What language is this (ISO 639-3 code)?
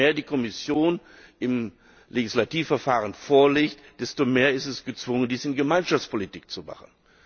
deu